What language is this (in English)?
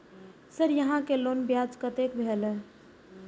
Maithili